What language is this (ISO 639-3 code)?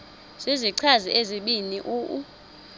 xho